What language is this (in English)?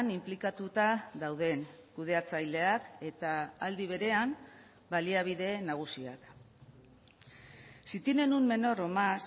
Basque